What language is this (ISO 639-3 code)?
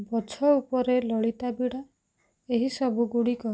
ori